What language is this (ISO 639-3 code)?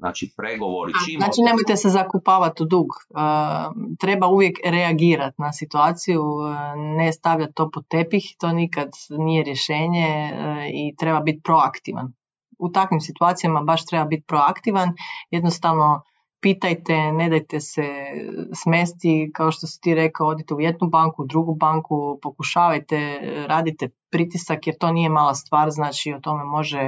hrv